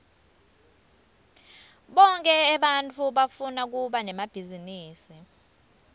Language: Swati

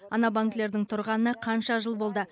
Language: Kazakh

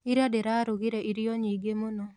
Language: Kikuyu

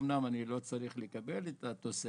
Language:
Hebrew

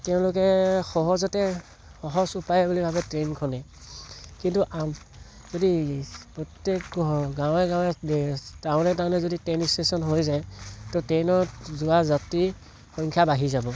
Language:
Assamese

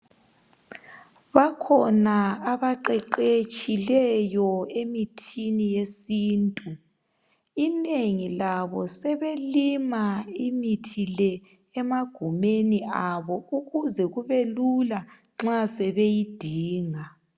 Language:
North Ndebele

